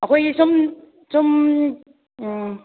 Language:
Manipuri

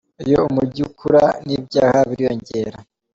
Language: Kinyarwanda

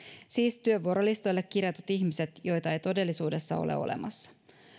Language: Finnish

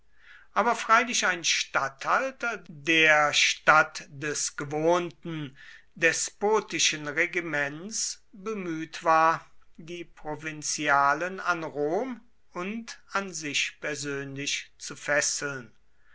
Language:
German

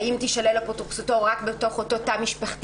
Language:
Hebrew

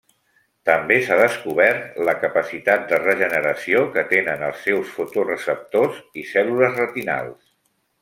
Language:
Catalan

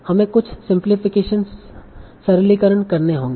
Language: Hindi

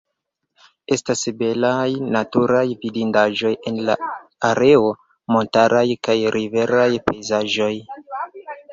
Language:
Esperanto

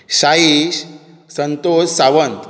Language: Konkani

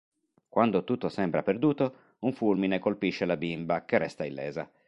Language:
Italian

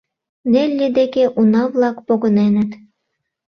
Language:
Mari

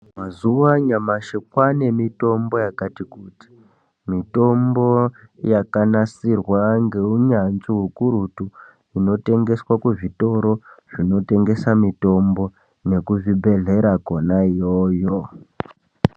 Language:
Ndau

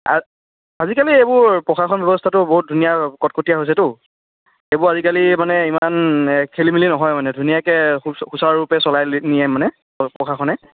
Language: Assamese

